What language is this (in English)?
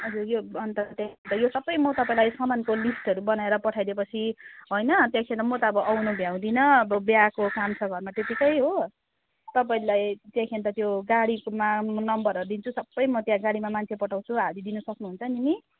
Nepali